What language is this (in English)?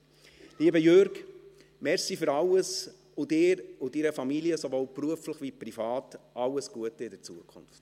Swiss German